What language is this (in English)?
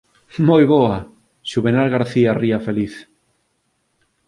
Galician